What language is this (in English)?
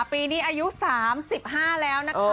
Thai